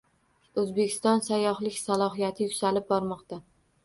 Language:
Uzbek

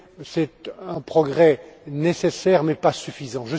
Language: French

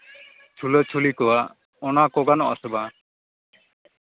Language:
Santali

